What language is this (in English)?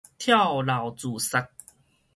Min Nan Chinese